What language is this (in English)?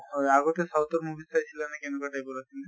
Assamese